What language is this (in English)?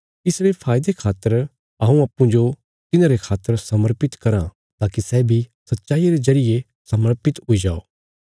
Bilaspuri